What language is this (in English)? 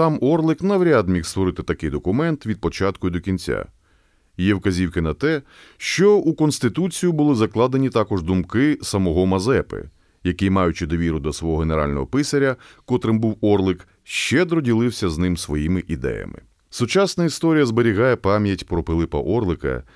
Ukrainian